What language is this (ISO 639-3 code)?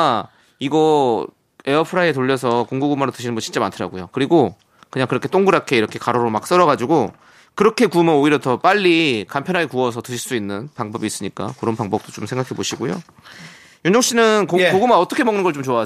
kor